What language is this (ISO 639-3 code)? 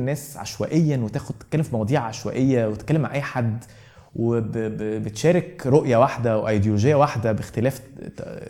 ara